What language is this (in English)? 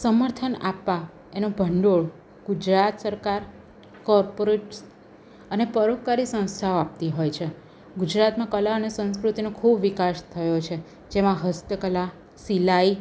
Gujarati